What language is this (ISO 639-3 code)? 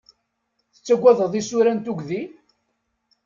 kab